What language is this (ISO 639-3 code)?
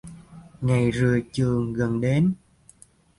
vie